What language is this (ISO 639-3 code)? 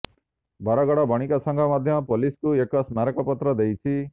ori